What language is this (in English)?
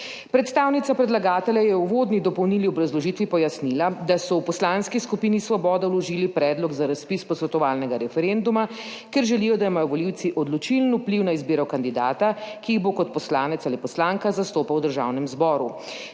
Slovenian